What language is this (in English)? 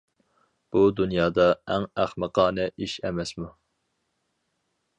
Uyghur